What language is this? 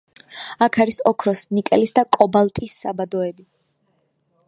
Georgian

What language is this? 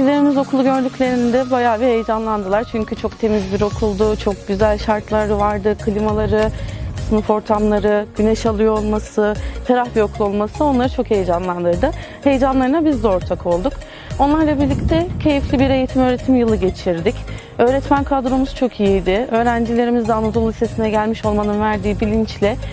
Turkish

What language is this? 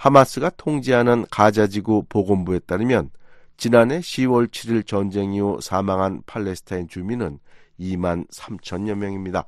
Korean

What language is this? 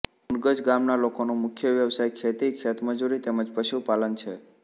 Gujarati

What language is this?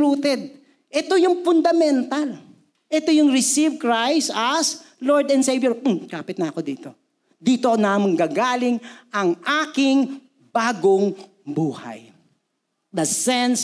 Filipino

